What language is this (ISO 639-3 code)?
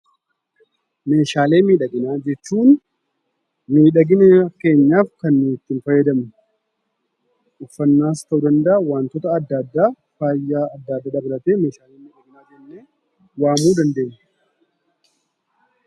orm